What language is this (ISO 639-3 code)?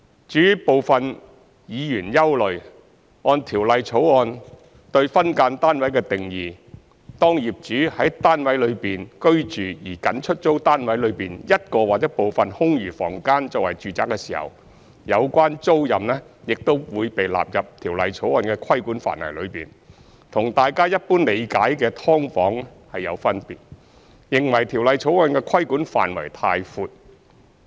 yue